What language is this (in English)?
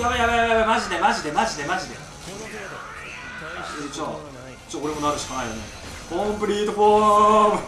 Japanese